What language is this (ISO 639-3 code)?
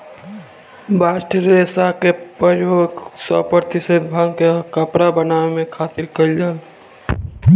bho